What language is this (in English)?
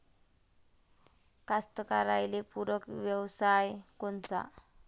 Marathi